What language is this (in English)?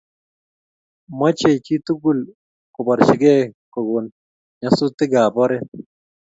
Kalenjin